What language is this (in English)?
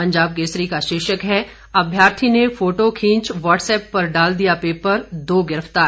Hindi